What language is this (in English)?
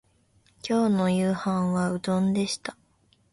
Japanese